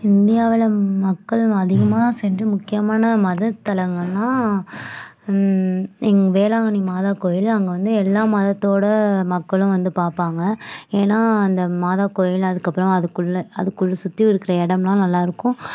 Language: Tamil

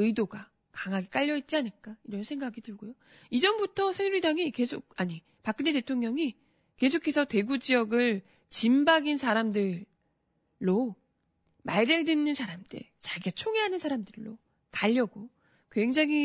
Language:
Korean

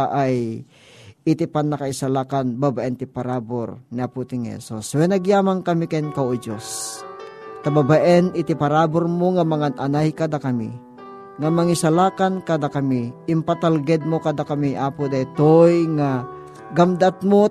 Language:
Filipino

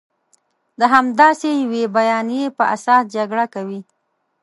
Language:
Pashto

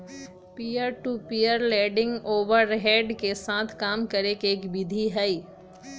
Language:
Magahi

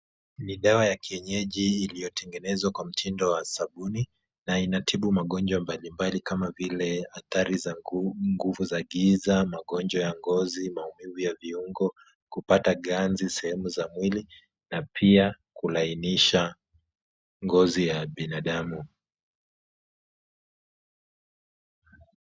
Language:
Swahili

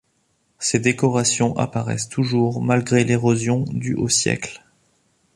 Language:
French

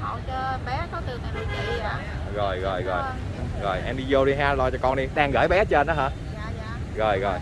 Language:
Vietnamese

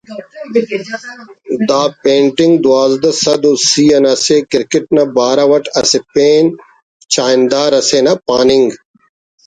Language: Brahui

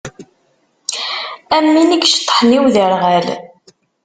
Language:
Kabyle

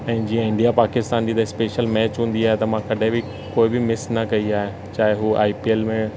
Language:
Sindhi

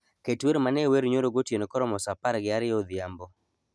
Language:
Luo (Kenya and Tanzania)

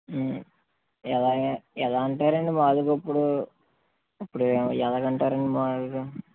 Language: Telugu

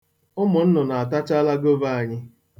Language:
Igbo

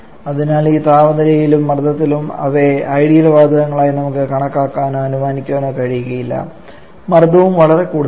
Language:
Malayalam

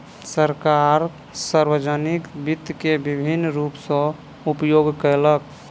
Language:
Maithili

